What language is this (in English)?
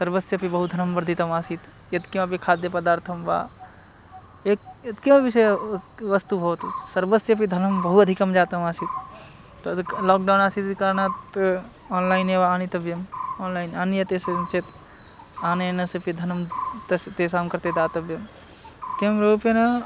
Sanskrit